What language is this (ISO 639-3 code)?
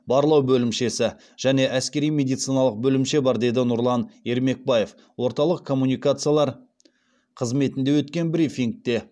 kaz